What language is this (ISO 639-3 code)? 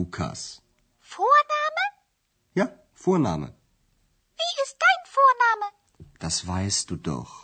bul